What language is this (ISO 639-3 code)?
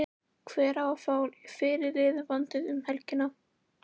isl